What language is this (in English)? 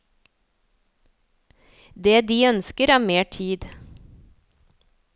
Norwegian